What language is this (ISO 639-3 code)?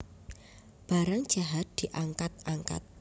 jav